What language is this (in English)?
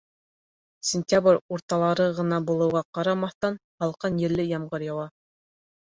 Bashkir